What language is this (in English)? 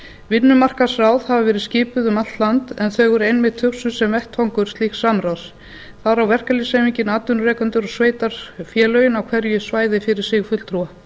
Icelandic